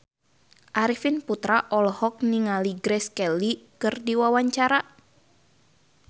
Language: Sundanese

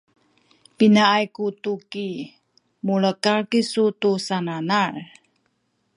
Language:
Sakizaya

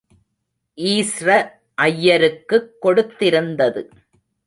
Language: Tamil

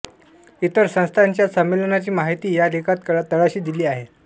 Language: Marathi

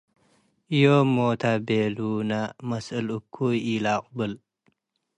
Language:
Tigre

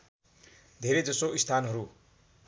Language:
Nepali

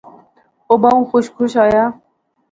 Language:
Pahari-Potwari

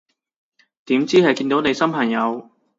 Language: Cantonese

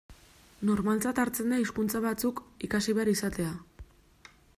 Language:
Basque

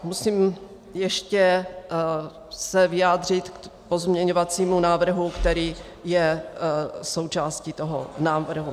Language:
Czech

